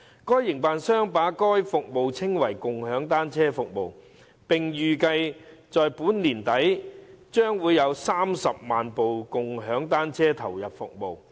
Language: Cantonese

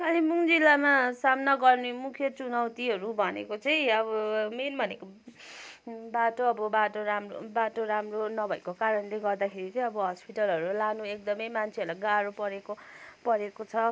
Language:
Nepali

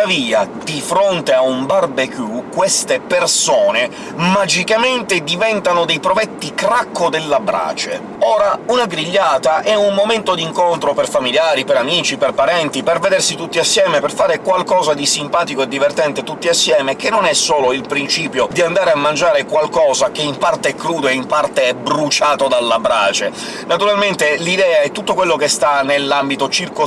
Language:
Italian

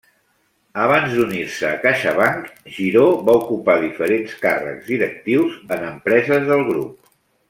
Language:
Catalan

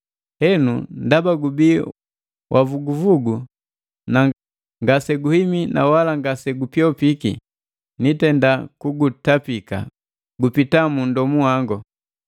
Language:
Matengo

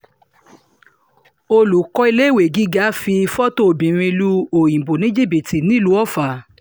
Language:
Yoruba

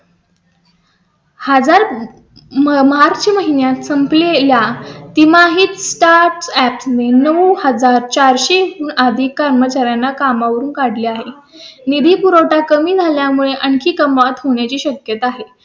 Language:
Marathi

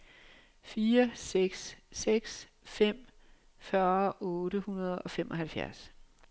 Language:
Danish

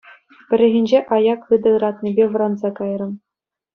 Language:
Chuvash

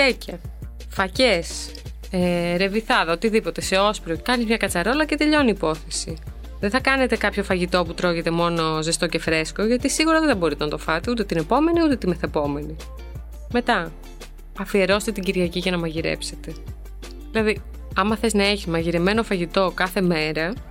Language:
Greek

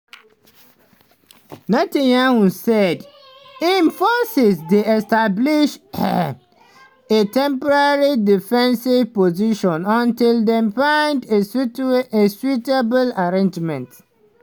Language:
Nigerian Pidgin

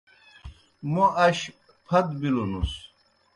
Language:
Kohistani Shina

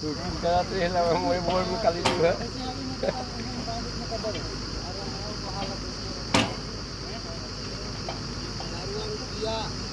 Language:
Norwegian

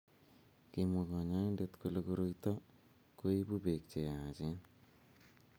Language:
Kalenjin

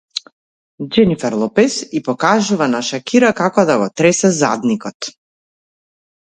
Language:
Macedonian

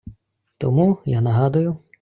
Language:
Ukrainian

